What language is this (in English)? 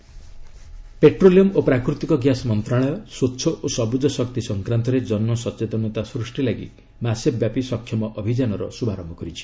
Odia